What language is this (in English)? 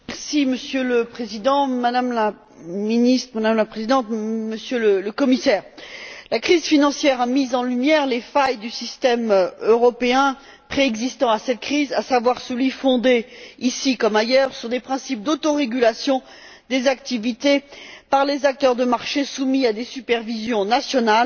French